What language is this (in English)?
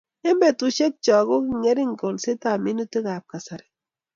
Kalenjin